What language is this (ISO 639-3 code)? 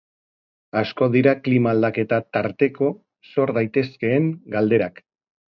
eus